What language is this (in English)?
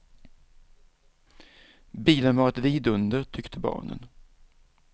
Swedish